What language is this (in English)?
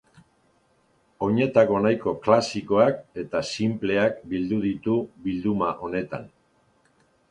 Basque